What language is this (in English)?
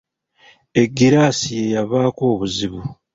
Ganda